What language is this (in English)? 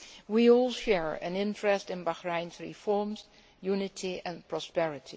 English